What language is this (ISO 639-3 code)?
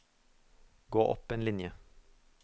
nor